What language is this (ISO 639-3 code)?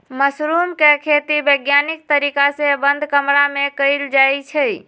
mag